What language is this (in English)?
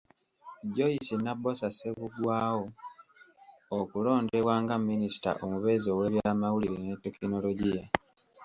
Ganda